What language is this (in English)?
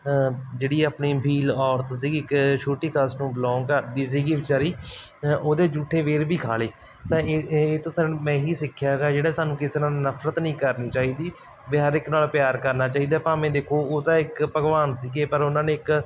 Punjabi